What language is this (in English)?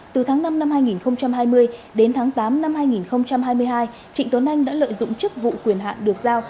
Vietnamese